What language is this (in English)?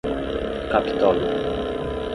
Portuguese